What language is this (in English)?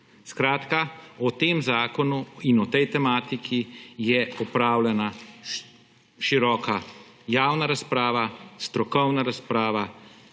Slovenian